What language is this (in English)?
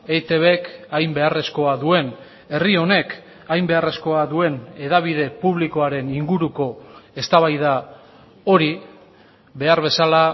Basque